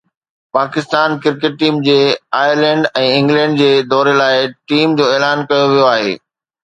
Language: Sindhi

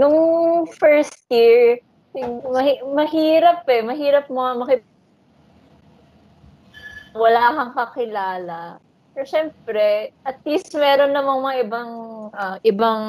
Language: Filipino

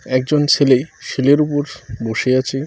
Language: Bangla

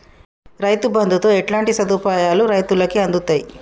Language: Telugu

